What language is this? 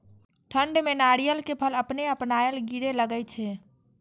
Maithili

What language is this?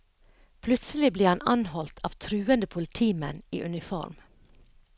Norwegian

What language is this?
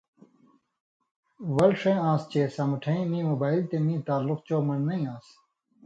Indus Kohistani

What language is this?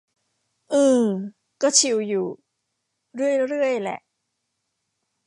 Thai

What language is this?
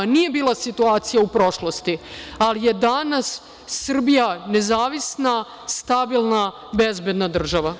Serbian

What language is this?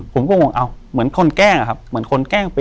Thai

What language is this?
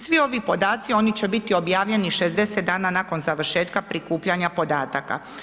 Croatian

